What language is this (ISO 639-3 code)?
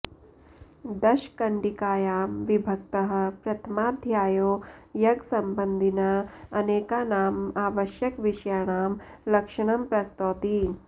san